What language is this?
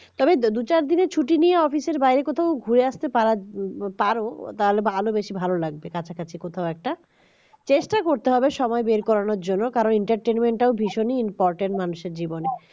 Bangla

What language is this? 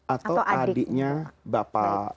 Indonesian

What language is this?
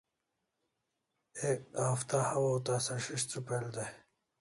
Kalasha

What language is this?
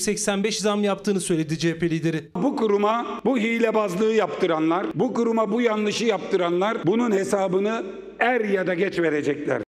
Turkish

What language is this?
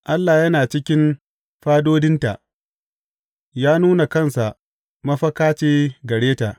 Hausa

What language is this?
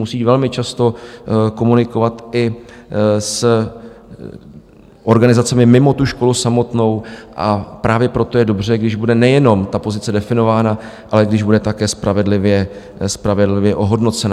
Czech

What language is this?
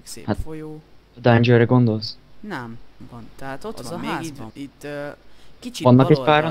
Hungarian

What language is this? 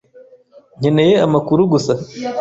Kinyarwanda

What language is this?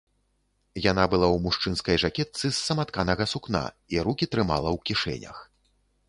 Belarusian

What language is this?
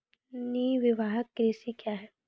Maithili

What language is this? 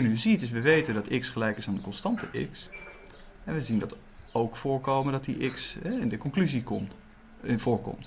Dutch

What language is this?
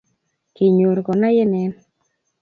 Kalenjin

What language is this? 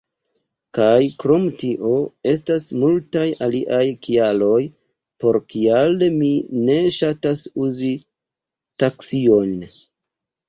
Esperanto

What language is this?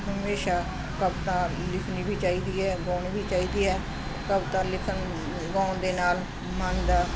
Punjabi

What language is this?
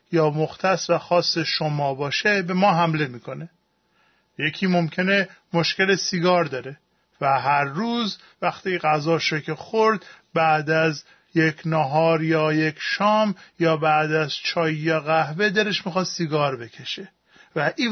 Persian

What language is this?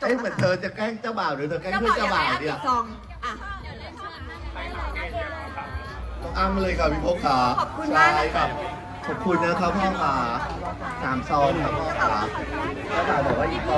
Thai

